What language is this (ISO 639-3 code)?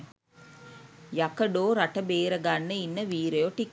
sin